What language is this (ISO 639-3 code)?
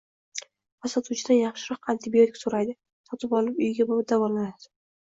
uzb